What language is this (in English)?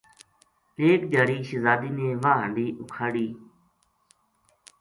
Gujari